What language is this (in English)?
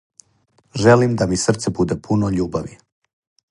Serbian